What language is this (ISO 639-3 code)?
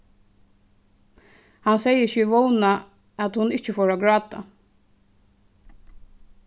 fao